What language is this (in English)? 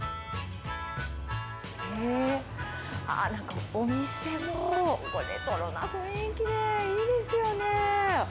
Japanese